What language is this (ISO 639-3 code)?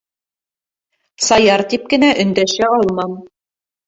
bak